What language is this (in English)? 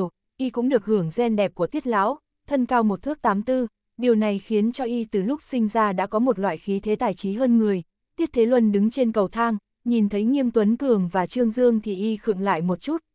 Vietnamese